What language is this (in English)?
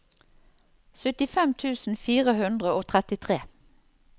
Norwegian